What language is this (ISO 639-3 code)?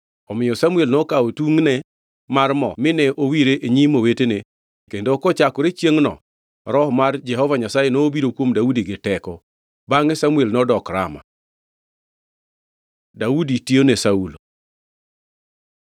luo